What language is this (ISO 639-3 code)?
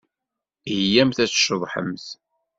kab